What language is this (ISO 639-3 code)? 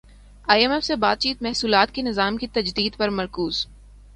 urd